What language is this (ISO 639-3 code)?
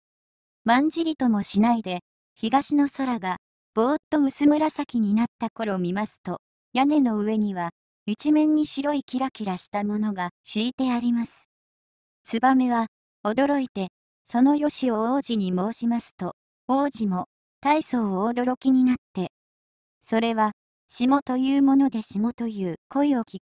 jpn